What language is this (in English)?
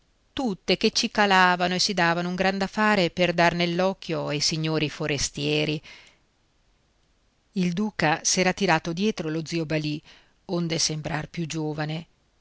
Italian